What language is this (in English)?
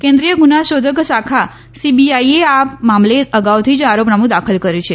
Gujarati